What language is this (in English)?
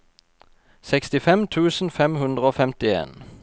Norwegian